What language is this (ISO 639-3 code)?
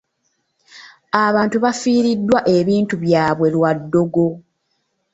lug